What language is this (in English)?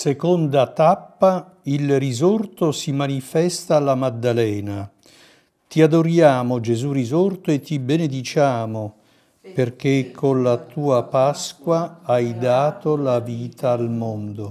Italian